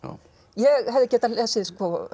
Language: Icelandic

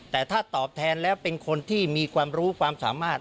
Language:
Thai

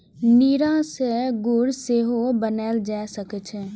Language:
Maithili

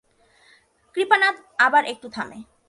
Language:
Bangla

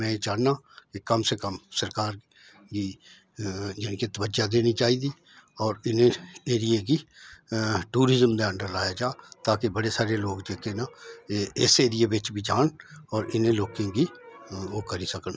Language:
Dogri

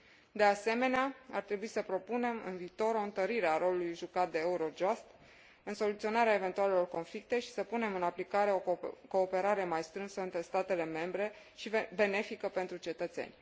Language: Romanian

